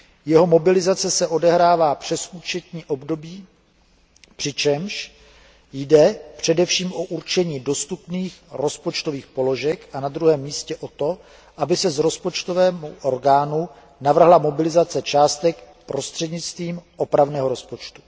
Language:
Czech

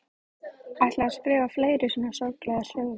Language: Icelandic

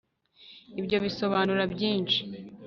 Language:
Kinyarwanda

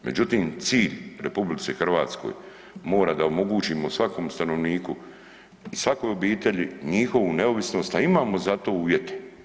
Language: Croatian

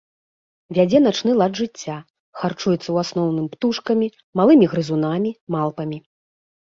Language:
Belarusian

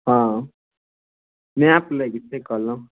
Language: Maithili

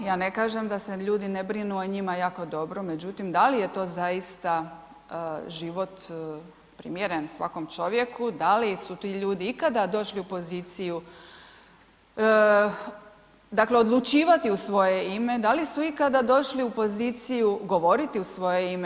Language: Croatian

